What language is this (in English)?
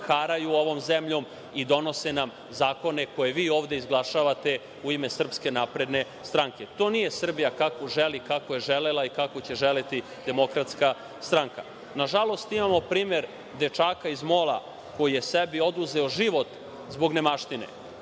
Serbian